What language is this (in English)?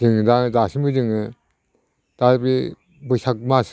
Bodo